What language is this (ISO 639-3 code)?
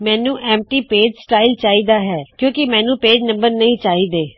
pan